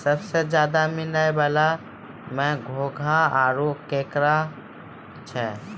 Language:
Maithili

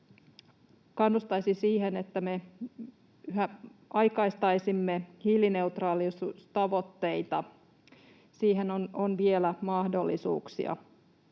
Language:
Finnish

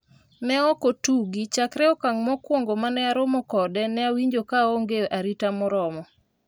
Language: Luo (Kenya and Tanzania)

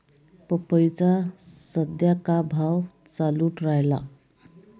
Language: Marathi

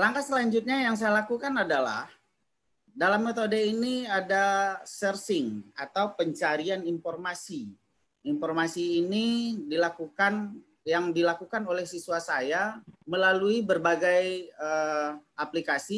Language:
Indonesian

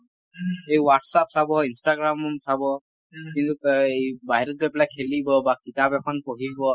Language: Assamese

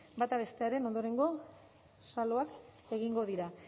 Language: Basque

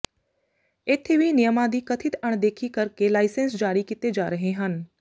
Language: Punjabi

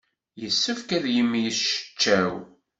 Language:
Kabyle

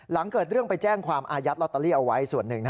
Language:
Thai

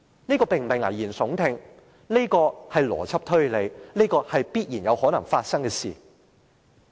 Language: Cantonese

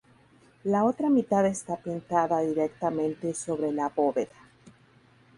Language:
Spanish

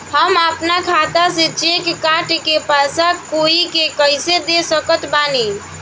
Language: Bhojpuri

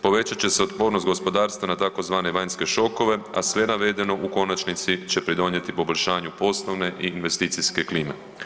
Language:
Croatian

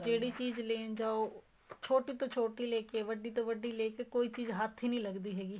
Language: Punjabi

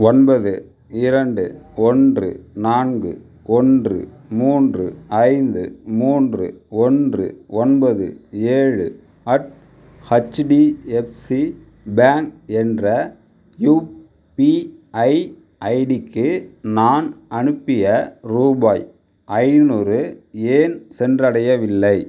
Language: Tamil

